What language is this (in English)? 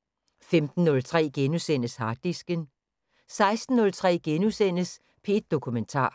Danish